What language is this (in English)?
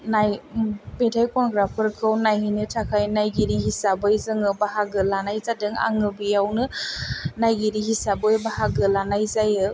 Bodo